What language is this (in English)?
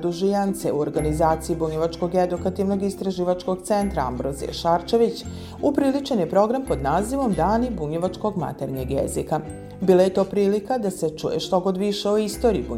Croatian